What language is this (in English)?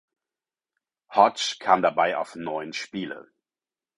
German